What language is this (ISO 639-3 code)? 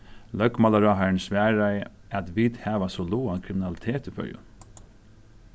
fao